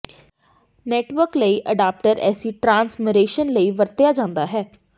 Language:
Punjabi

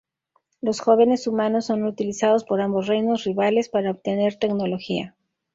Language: Spanish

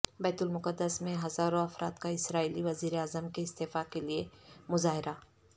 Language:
Urdu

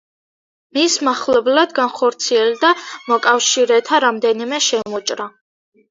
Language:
Georgian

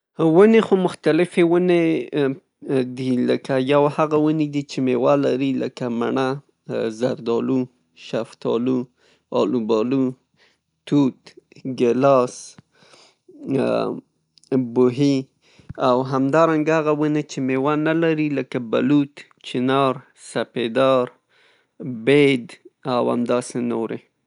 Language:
Pashto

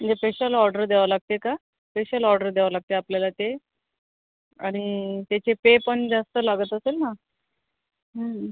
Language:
Marathi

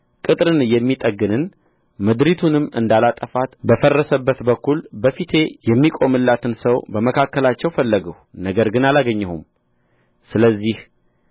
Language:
Amharic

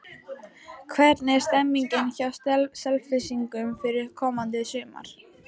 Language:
Icelandic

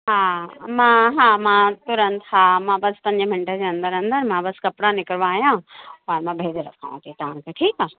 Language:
Sindhi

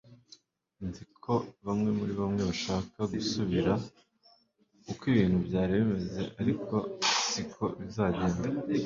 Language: Kinyarwanda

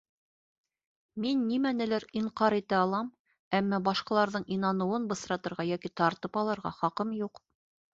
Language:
Bashkir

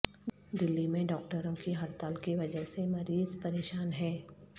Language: Urdu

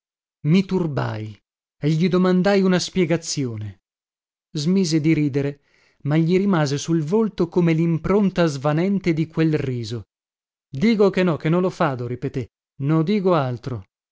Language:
Italian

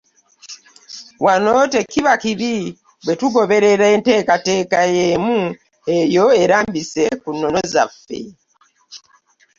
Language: Ganda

